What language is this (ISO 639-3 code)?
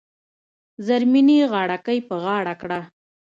pus